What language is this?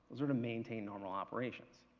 English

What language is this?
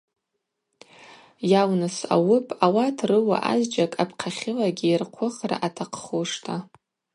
Abaza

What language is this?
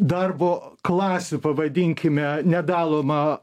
Lithuanian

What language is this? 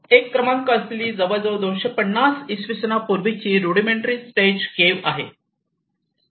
Marathi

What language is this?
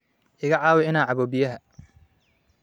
Somali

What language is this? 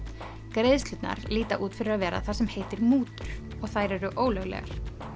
Icelandic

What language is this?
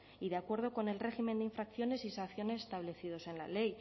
Spanish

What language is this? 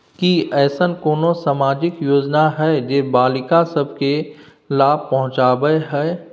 Maithili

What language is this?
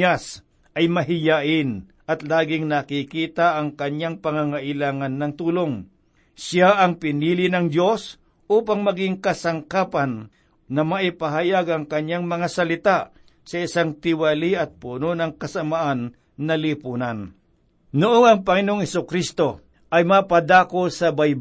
Filipino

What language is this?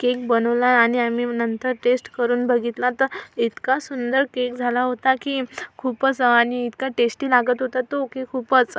Marathi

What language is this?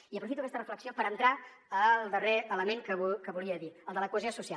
Catalan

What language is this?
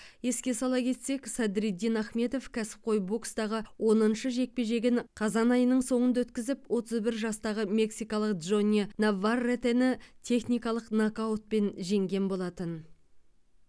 Kazakh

